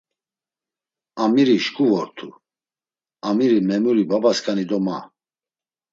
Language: Laz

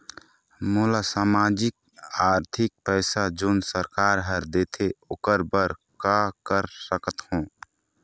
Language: Chhattisgarhi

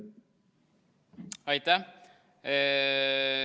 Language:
Estonian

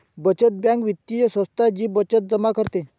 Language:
Marathi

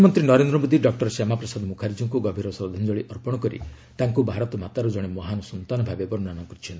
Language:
Odia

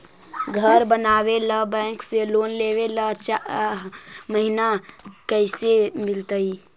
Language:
Magahi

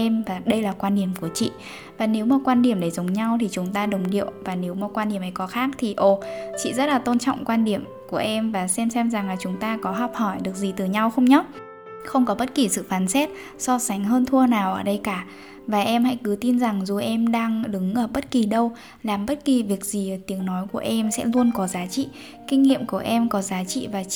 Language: Vietnamese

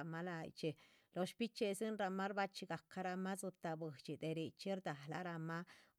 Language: Chichicapan Zapotec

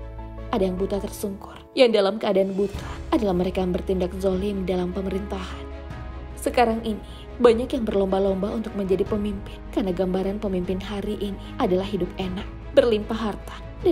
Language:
Indonesian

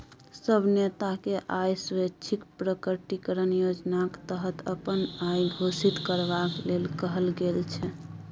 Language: Maithili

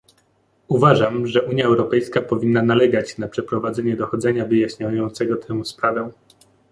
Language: Polish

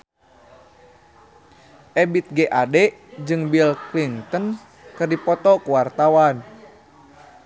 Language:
Sundanese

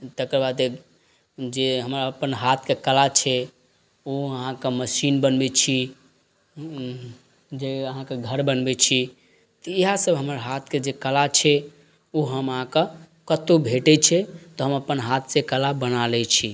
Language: Maithili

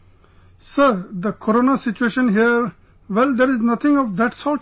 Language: English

